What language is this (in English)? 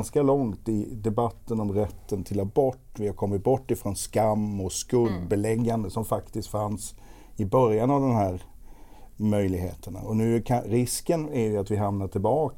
Swedish